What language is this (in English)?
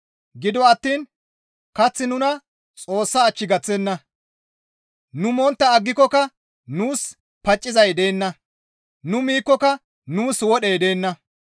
Gamo